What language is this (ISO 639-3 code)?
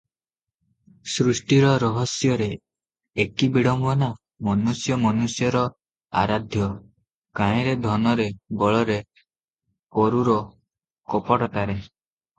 ori